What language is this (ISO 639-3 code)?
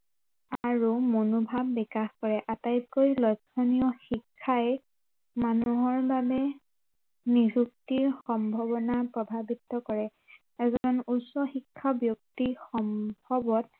asm